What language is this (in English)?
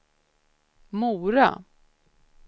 Swedish